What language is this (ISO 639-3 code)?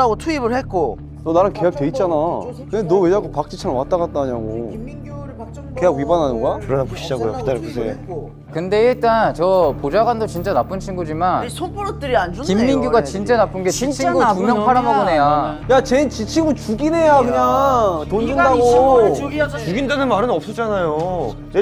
kor